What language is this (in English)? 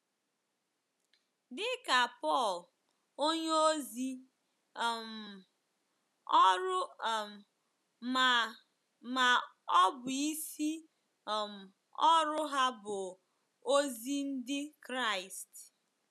Igbo